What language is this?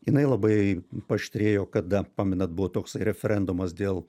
Lithuanian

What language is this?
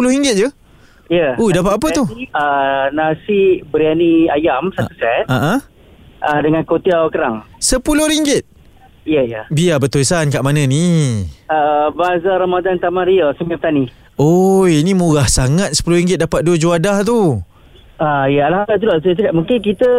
Malay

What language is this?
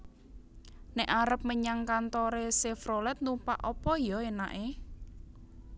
Javanese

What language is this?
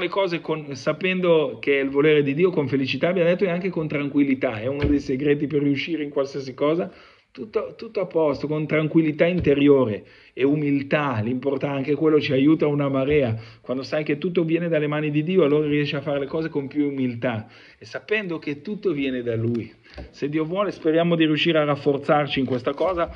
Italian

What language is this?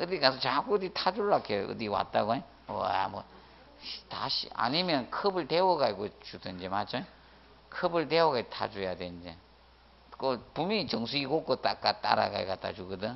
Korean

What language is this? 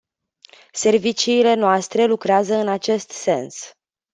Romanian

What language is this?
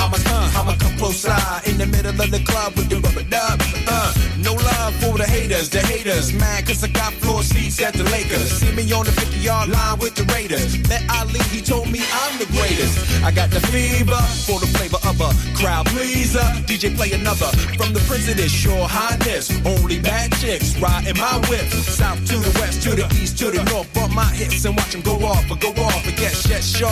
English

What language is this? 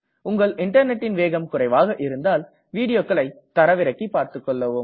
Tamil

